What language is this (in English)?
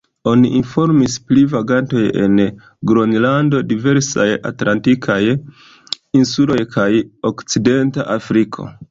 Esperanto